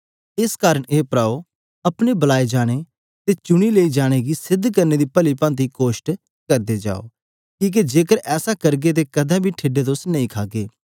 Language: Dogri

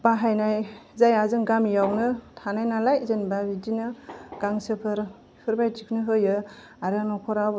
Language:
Bodo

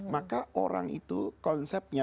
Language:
Indonesian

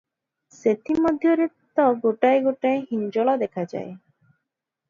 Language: Odia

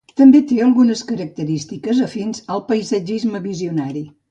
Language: Catalan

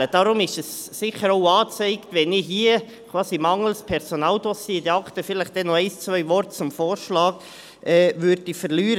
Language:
Swiss German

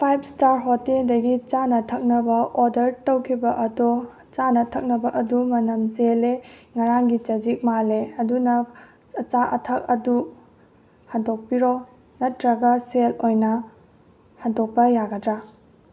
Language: Manipuri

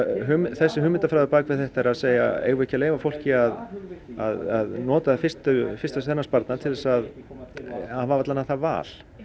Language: Icelandic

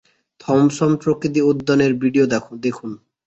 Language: Bangla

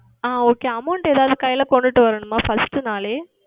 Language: Tamil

